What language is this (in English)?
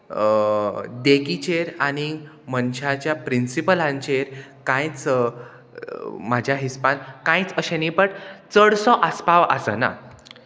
Konkani